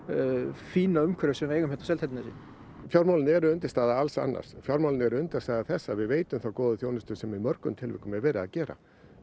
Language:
Icelandic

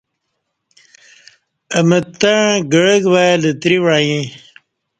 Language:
Kati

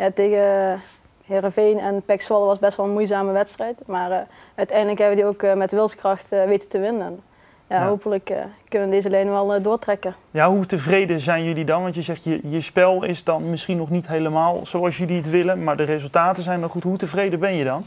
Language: Dutch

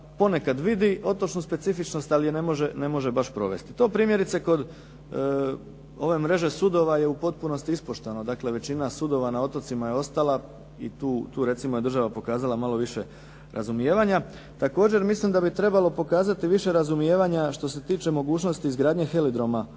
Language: Croatian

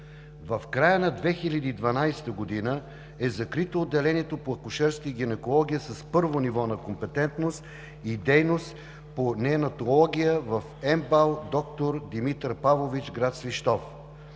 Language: Bulgarian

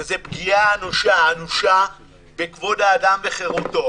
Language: Hebrew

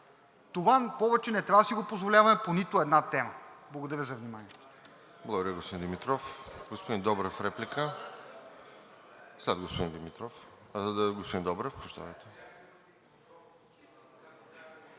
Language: Bulgarian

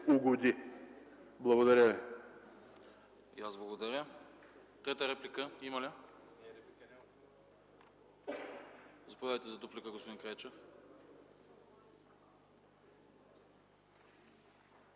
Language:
Bulgarian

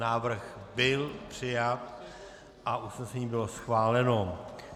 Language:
Czech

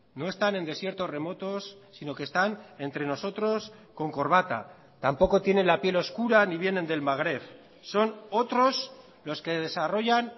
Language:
Spanish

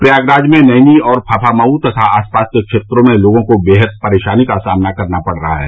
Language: Hindi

